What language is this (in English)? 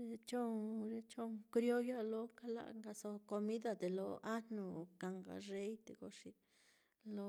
Mitlatongo Mixtec